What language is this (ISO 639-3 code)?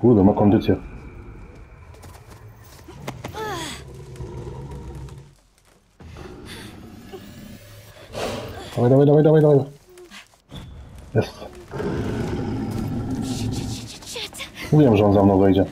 pol